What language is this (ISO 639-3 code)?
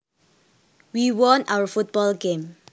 jav